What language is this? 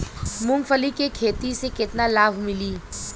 Bhojpuri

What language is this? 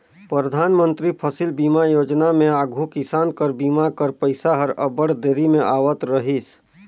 Chhattisgarhi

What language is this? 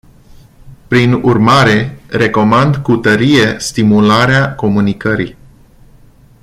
Romanian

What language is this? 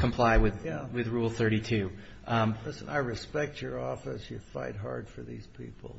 English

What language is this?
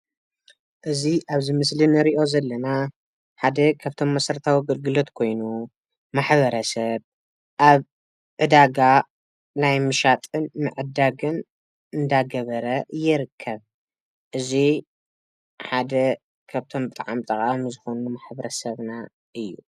Tigrinya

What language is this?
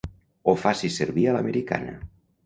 Catalan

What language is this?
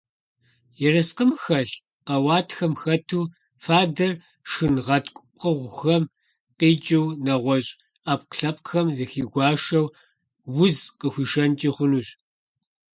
Kabardian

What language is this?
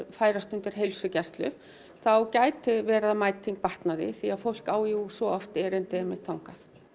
Icelandic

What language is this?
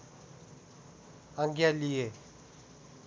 Nepali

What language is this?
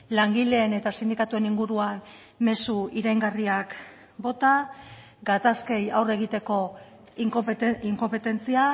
Basque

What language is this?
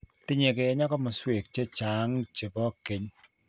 Kalenjin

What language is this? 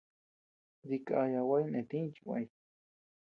Tepeuxila Cuicatec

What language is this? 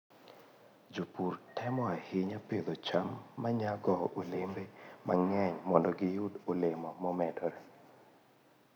Luo (Kenya and Tanzania)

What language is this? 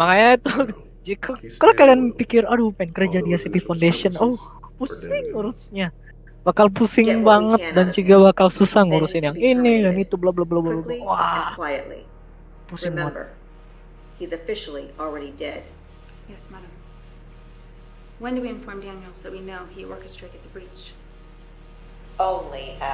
Indonesian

